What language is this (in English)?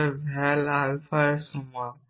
Bangla